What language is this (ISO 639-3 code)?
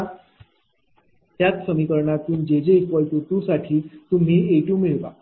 mar